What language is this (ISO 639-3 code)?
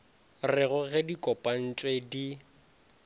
nso